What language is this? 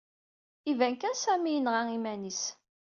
Kabyle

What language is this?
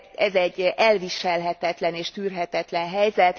Hungarian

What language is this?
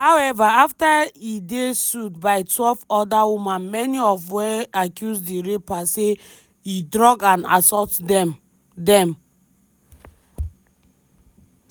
Nigerian Pidgin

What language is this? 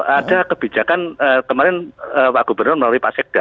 Indonesian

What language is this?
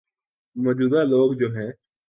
Urdu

